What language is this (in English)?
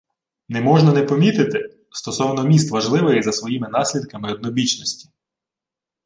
Ukrainian